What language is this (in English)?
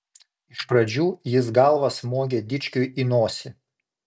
Lithuanian